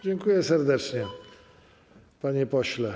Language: Polish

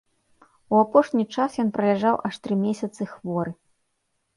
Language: Belarusian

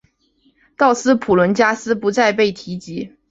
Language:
Chinese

